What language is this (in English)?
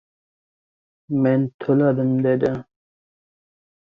Uzbek